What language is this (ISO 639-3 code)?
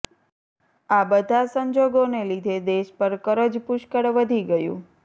guj